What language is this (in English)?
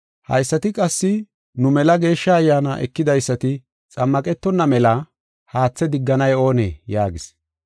Gofa